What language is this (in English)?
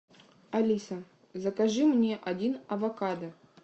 Russian